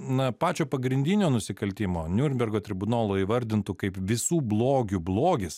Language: Lithuanian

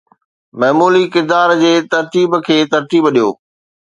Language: Sindhi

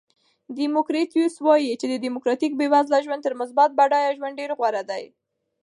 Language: Pashto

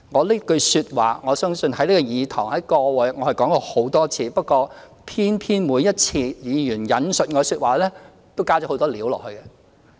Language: Cantonese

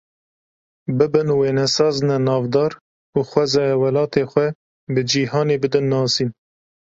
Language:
Kurdish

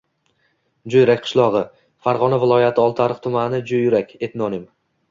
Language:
Uzbek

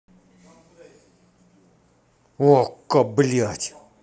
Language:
Russian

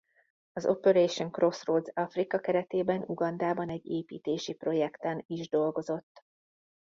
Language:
Hungarian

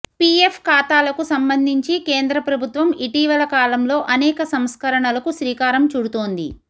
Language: Telugu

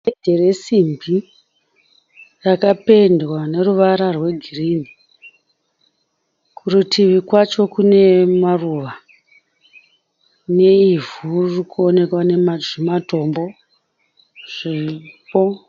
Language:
Shona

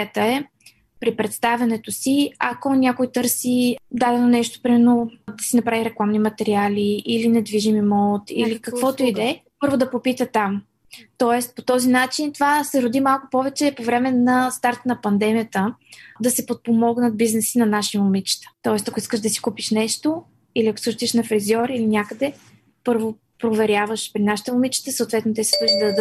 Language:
Bulgarian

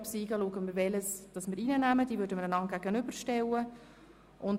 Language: Swiss German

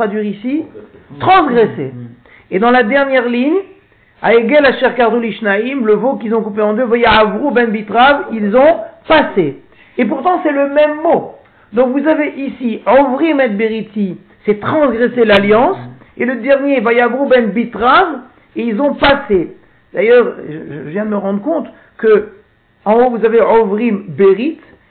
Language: French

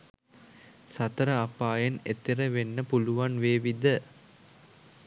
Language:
Sinhala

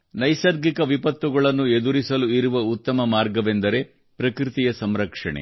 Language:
Kannada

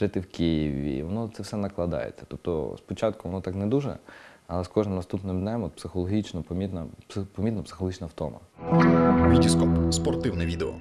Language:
Ukrainian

